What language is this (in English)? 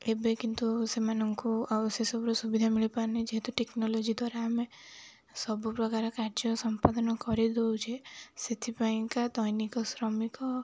Odia